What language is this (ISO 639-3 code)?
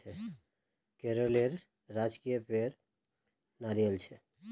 mag